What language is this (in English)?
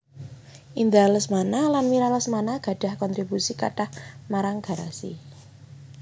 Javanese